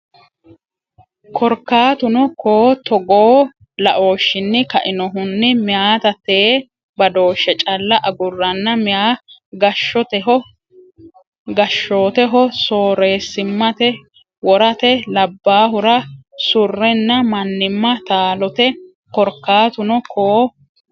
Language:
Sidamo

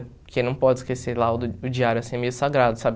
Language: Portuguese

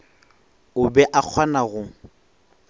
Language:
Northern Sotho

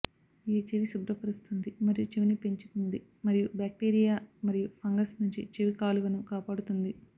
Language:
Telugu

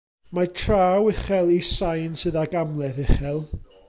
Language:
Welsh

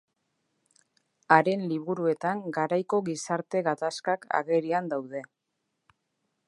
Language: Basque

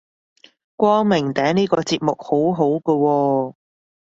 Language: Cantonese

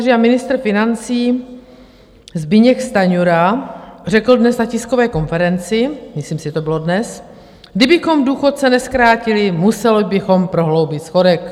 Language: Czech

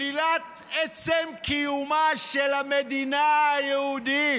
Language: Hebrew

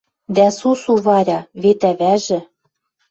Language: Western Mari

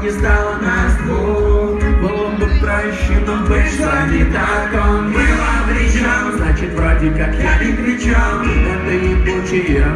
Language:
Russian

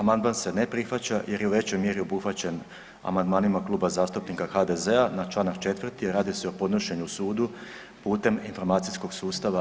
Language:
Croatian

